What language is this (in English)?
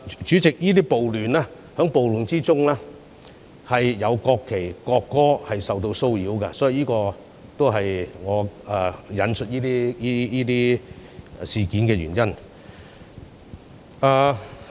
Cantonese